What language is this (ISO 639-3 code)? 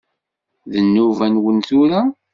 kab